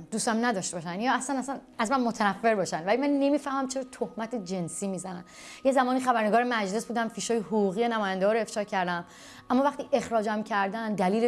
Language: Persian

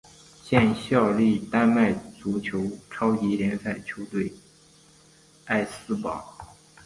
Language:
Chinese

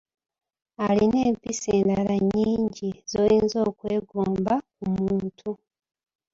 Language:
Ganda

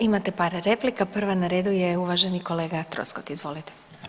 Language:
Croatian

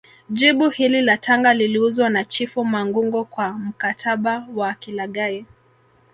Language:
Swahili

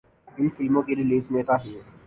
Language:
Urdu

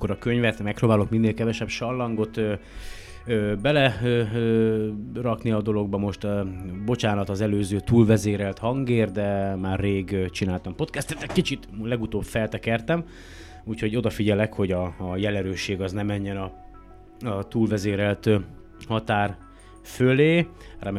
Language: Hungarian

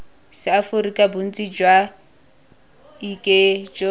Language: Tswana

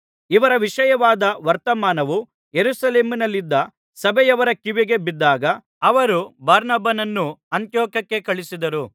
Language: Kannada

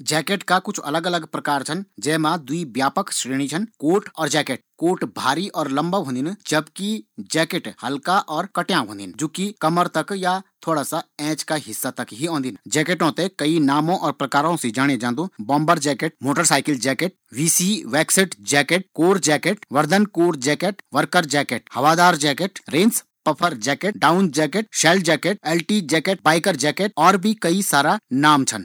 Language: Garhwali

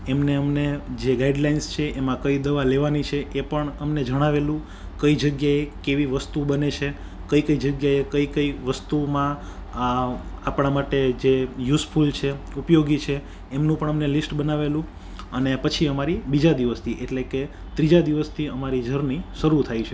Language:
Gujarati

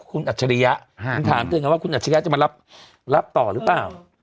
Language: Thai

